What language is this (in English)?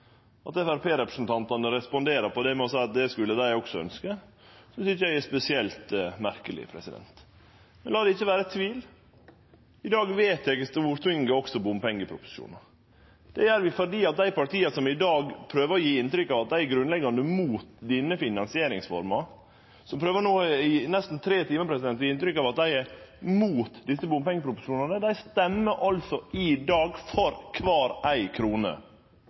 Norwegian Nynorsk